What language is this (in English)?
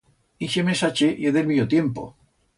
Aragonese